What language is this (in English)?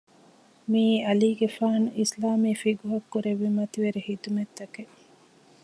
Divehi